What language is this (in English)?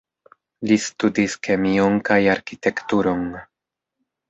Esperanto